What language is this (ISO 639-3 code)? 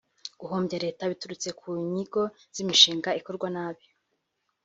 kin